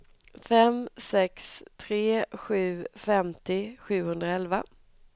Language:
Swedish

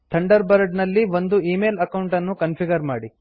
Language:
Kannada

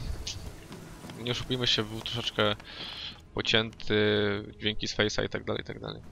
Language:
Polish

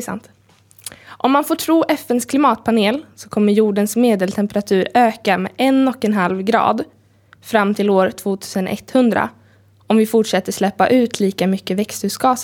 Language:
Swedish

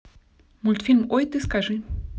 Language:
Russian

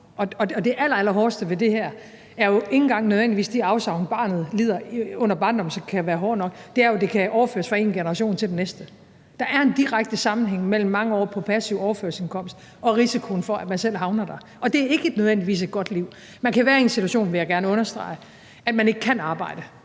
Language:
Danish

